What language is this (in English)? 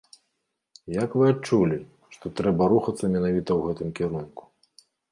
Belarusian